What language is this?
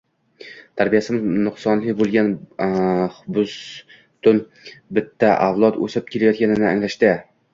Uzbek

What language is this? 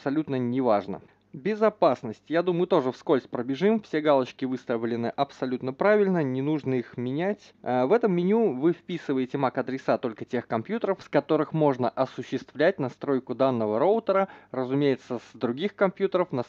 Russian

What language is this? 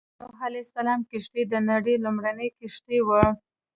Pashto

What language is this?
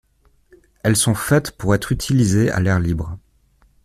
French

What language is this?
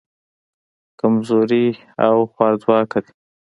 Pashto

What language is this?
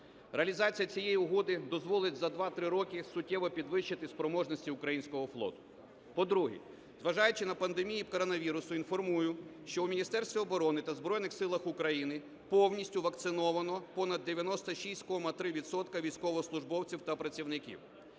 Ukrainian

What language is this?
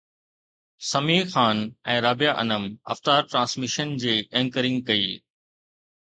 Sindhi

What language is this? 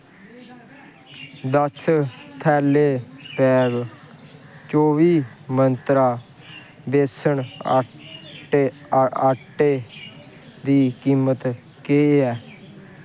Dogri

